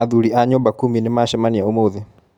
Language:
Kikuyu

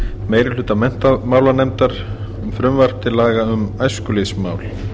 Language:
Icelandic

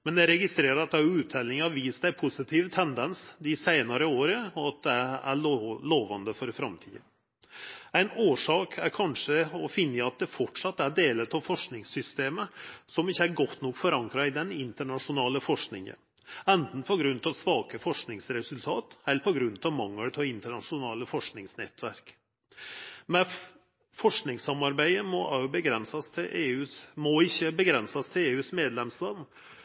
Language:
Norwegian Nynorsk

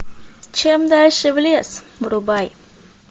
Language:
Russian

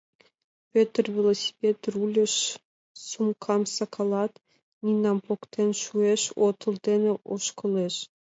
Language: Mari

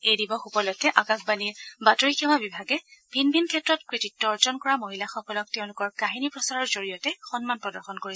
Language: Assamese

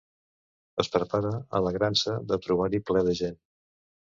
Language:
Catalan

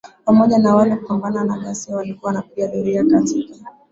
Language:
Swahili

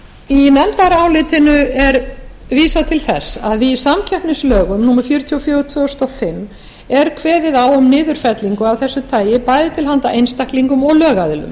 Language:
Icelandic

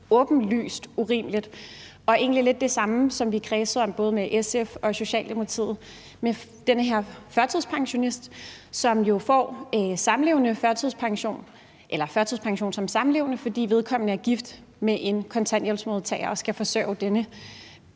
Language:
Danish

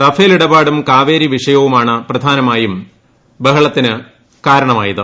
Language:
Malayalam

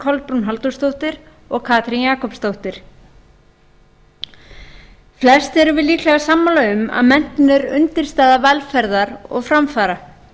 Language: Icelandic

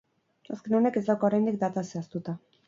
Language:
Basque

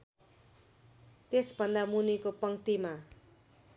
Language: Nepali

